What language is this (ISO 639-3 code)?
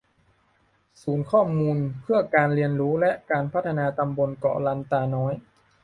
tha